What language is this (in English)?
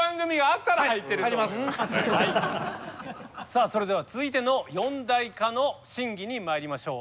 Japanese